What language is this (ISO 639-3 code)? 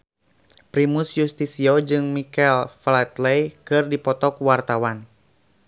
sun